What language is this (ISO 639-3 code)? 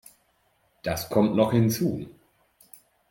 deu